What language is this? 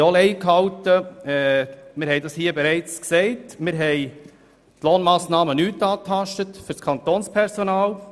Swiss German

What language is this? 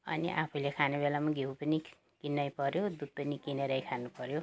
Nepali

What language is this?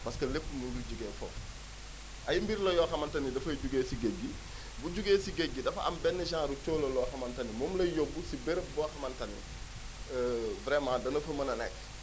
Wolof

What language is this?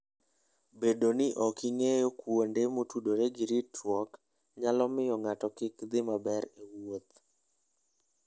Luo (Kenya and Tanzania)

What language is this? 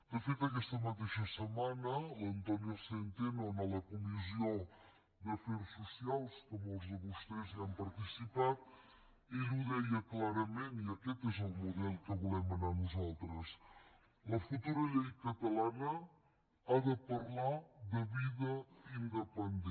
Catalan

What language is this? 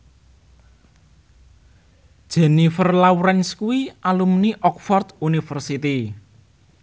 Javanese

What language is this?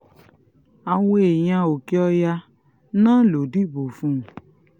Yoruba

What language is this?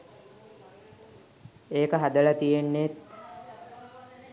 Sinhala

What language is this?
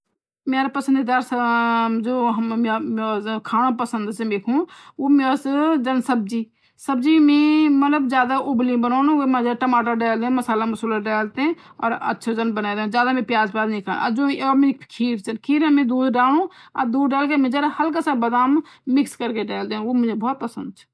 Garhwali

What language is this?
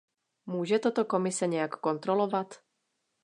Czech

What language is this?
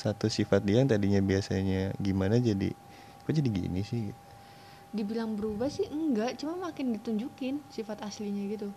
Indonesian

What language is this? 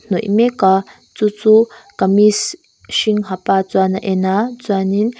Mizo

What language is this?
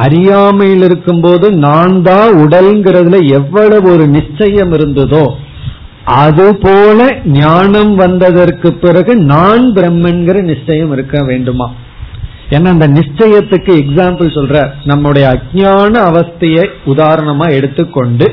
Tamil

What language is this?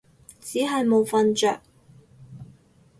Cantonese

